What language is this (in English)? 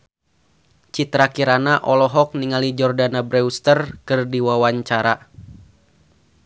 Sundanese